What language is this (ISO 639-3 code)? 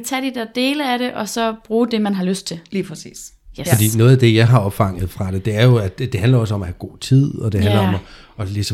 dan